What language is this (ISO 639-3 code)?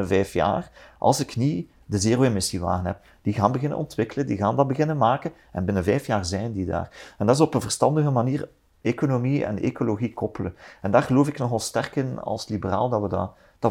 nld